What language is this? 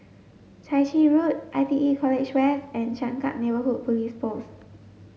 English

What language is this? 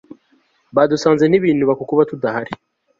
Kinyarwanda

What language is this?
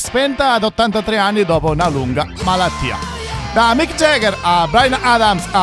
Italian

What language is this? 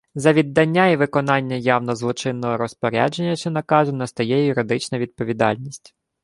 Ukrainian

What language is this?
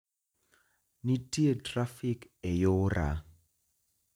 Luo (Kenya and Tanzania)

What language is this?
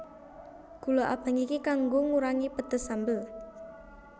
Javanese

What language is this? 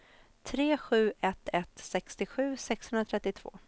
Swedish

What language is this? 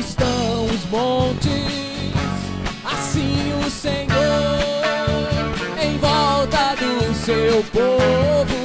Portuguese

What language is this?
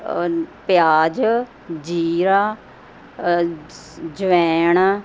Punjabi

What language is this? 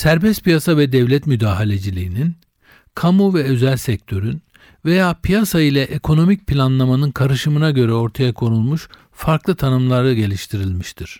Turkish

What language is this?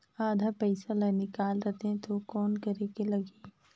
Chhattisgarhi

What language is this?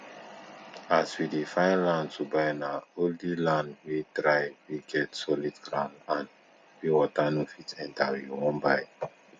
Nigerian Pidgin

